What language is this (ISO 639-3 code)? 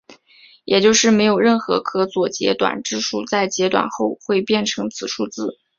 zho